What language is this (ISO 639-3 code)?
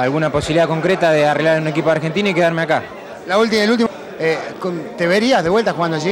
spa